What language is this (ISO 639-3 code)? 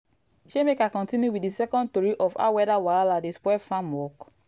pcm